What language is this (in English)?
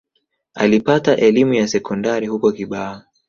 Swahili